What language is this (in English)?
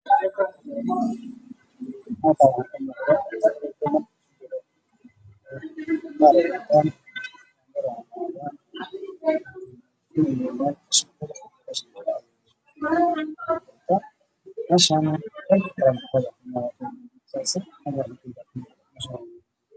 Somali